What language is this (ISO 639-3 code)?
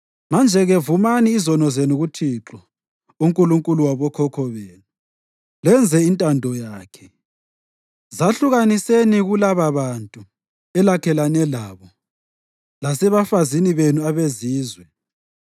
nde